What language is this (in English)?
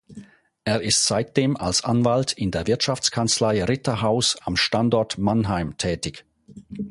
German